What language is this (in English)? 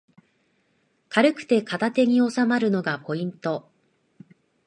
Japanese